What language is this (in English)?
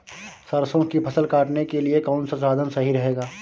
Hindi